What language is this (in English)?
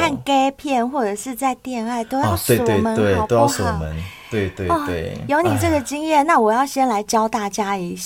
Chinese